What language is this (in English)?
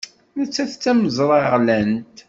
Kabyle